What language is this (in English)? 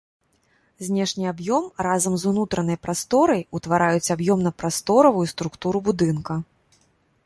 Belarusian